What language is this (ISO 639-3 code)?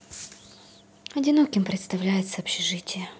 rus